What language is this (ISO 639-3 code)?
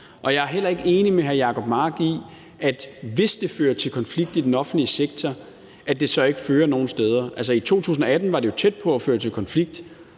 dan